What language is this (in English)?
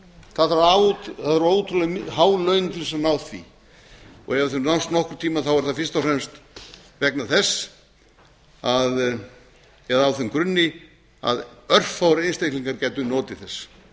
Icelandic